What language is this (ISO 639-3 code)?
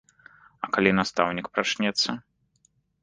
bel